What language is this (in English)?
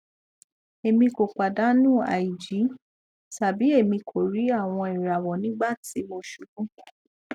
Yoruba